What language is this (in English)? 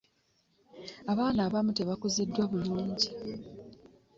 Ganda